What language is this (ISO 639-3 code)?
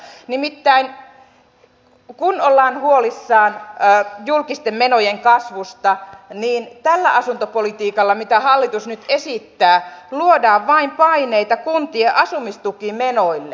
fin